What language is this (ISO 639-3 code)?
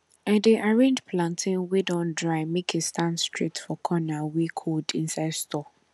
pcm